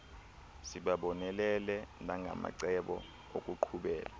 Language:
Xhosa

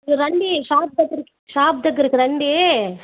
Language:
Telugu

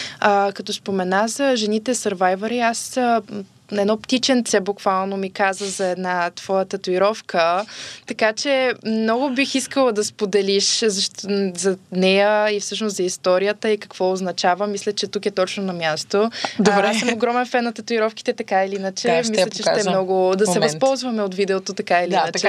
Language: Bulgarian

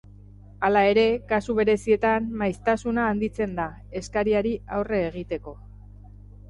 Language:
Basque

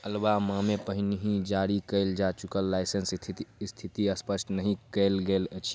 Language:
Maithili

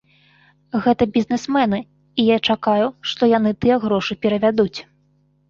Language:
Belarusian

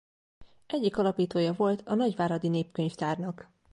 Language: Hungarian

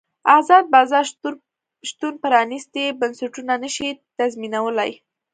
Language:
Pashto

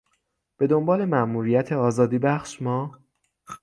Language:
Persian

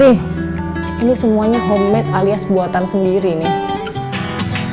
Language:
Indonesian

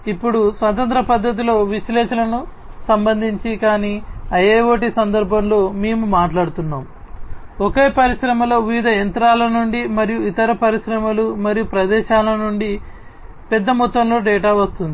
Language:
Telugu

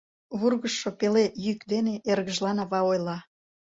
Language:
Mari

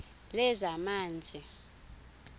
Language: Xhosa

